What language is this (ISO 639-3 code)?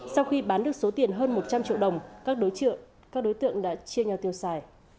vie